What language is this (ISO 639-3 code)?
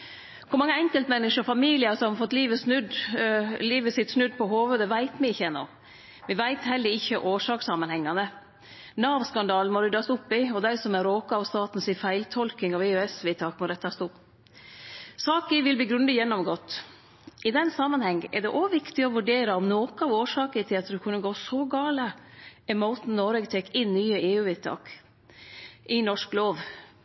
nno